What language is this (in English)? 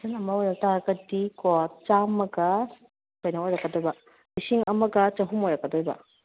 Manipuri